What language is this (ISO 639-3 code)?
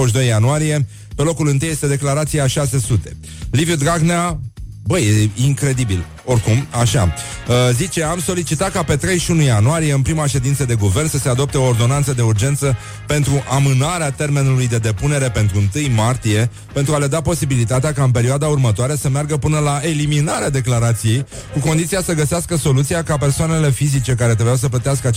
ron